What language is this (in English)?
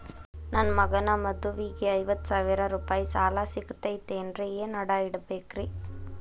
Kannada